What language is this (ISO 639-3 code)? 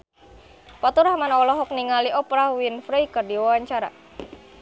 sun